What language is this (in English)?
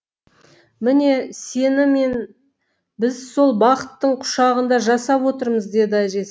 Kazakh